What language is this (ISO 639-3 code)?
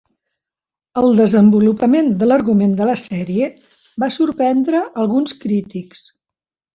cat